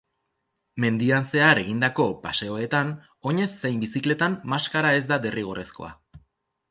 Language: Basque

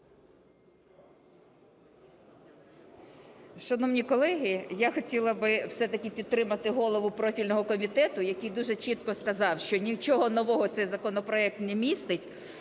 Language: Ukrainian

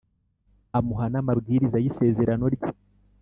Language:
Kinyarwanda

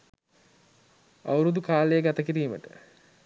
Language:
Sinhala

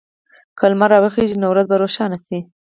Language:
Pashto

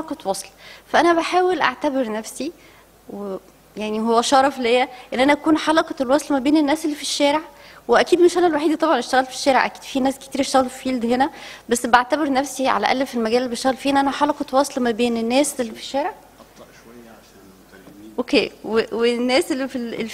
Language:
Arabic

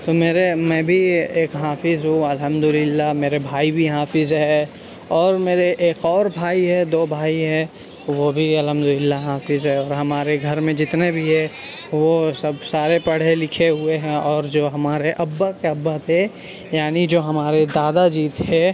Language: Urdu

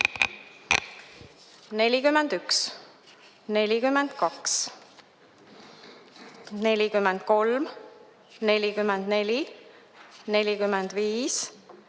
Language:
Estonian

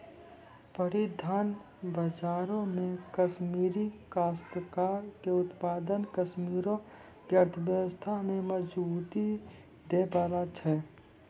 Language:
Maithili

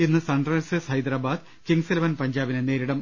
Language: Malayalam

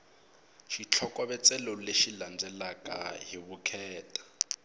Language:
Tsonga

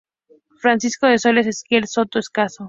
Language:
Spanish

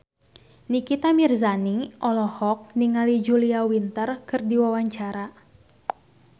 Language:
Sundanese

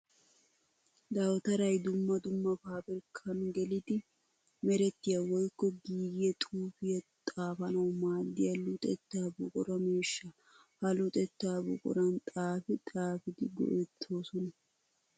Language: Wolaytta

